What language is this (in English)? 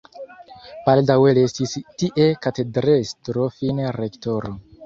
Esperanto